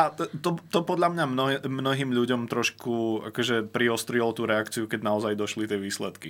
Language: Slovak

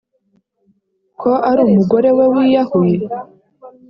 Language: Kinyarwanda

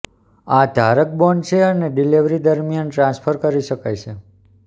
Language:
Gujarati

